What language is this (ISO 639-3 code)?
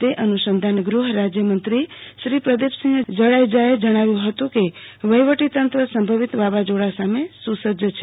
guj